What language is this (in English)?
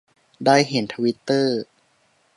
Thai